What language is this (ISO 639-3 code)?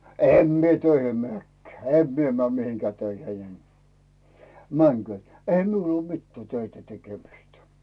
fin